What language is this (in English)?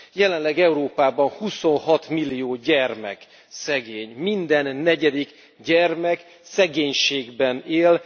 Hungarian